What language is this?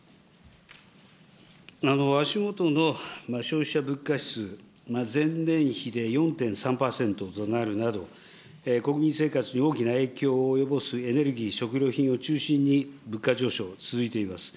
Japanese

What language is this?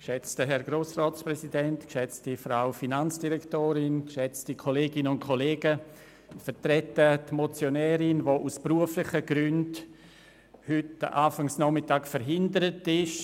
Swiss German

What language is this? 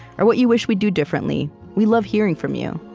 English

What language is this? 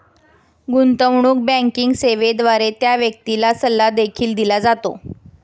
Marathi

